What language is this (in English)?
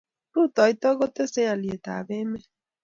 Kalenjin